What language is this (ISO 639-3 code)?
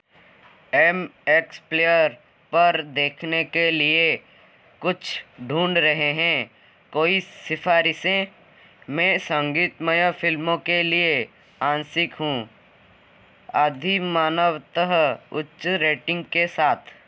hin